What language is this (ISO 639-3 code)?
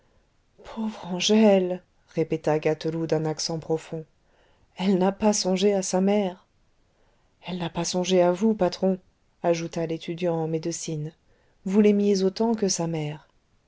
fra